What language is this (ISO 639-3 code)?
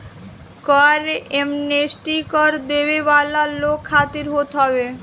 bho